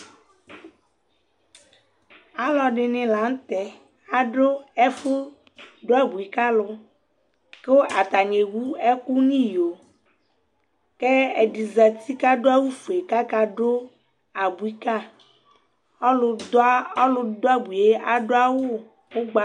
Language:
Ikposo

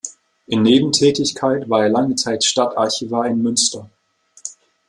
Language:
German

